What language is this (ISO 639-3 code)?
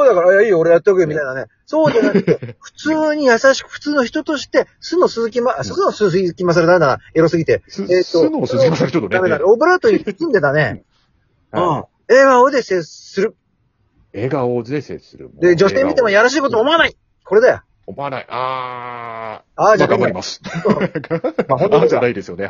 jpn